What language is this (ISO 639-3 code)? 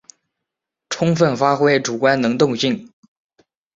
zho